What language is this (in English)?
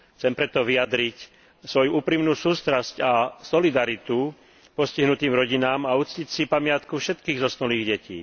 Slovak